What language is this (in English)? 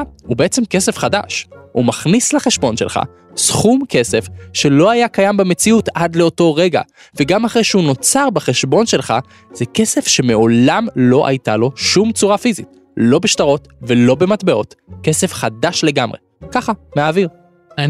Hebrew